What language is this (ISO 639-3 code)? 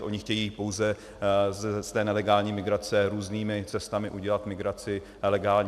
ces